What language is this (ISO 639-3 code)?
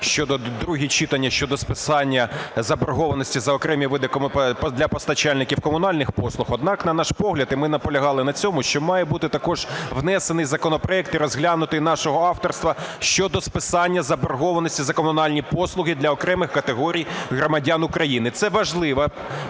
ukr